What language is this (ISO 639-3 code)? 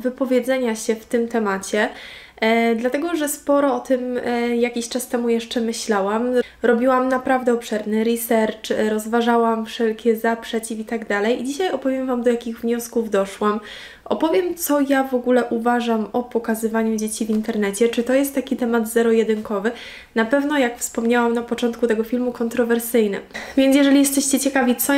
pol